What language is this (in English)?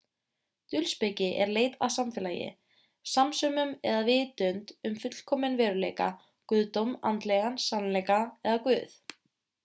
Icelandic